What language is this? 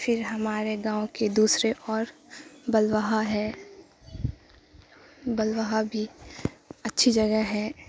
Urdu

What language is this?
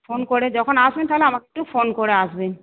Bangla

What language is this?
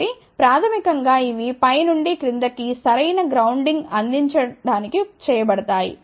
Telugu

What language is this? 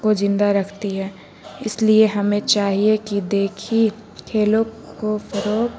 Urdu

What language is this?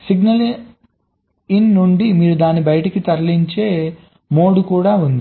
Telugu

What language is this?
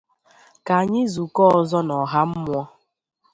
Igbo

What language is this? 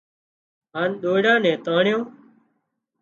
Wadiyara Koli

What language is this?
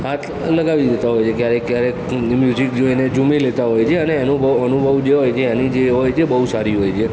Gujarati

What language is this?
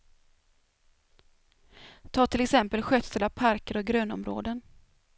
Swedish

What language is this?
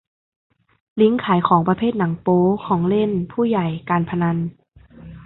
Thai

